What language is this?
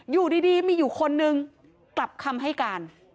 Thai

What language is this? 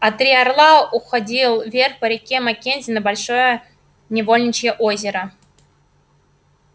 Russian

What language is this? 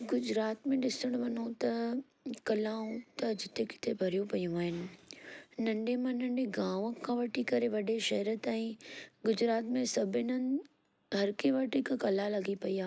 Sindhi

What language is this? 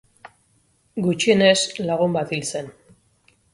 Basque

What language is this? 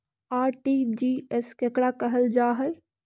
Magahi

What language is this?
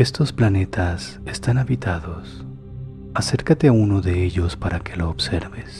Spanish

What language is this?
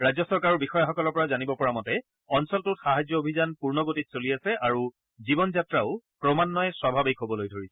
Assamese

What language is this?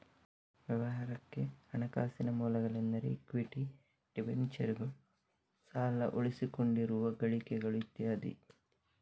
Kannada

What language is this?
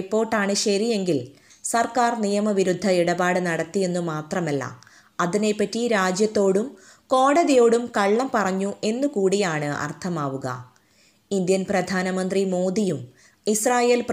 Malayalam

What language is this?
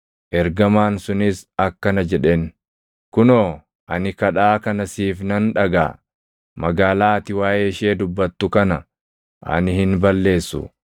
Oromo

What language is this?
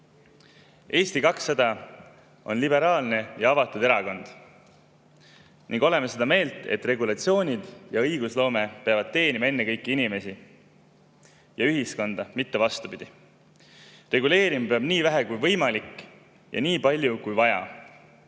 Estonian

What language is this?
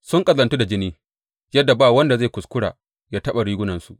Hausa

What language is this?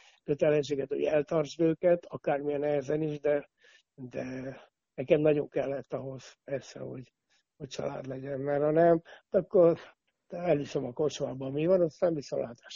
Hungarian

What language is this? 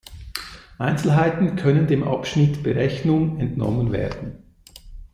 German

